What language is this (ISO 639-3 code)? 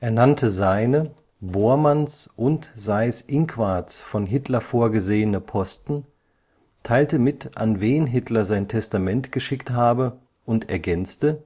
deu